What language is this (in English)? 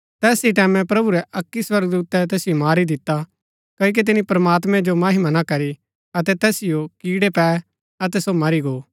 Gaddi